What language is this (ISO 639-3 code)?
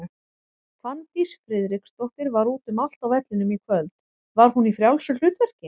isl